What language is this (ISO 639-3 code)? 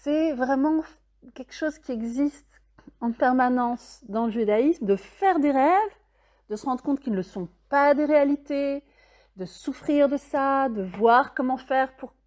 fra